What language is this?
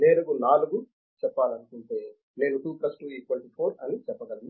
Telugu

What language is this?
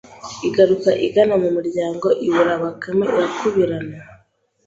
Kinyarwanda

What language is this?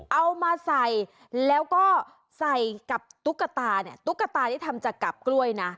Thai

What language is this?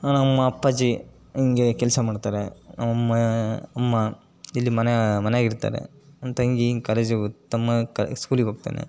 Kannada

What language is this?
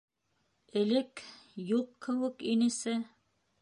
Bashkir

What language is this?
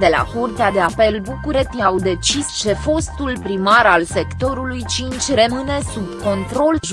Romanian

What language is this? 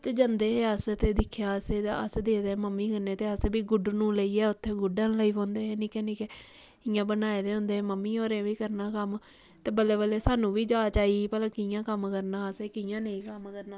Dogri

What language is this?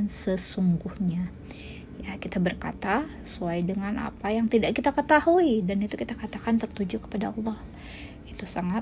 Indonesian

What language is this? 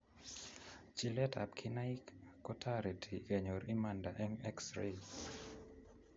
Kalenjin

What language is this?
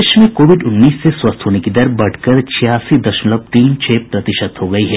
Hindi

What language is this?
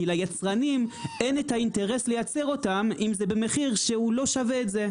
Hebrew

